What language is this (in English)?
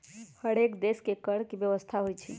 Magahi